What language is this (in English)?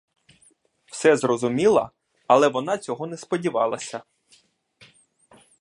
Ukrainian